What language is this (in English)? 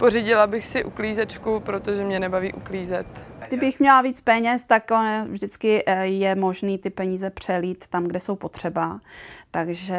Czech